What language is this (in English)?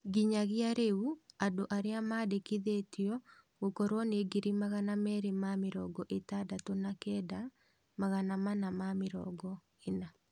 Kikuyu